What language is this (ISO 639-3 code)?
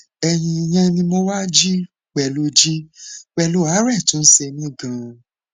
yor